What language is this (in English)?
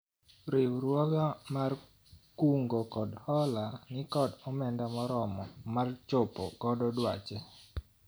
Luo (Kenya and Tanzania)